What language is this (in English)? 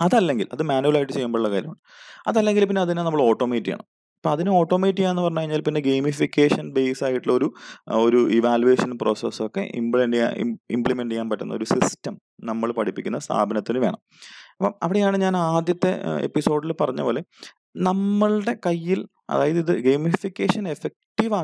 Malayalam